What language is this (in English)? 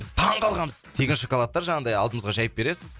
Kazakh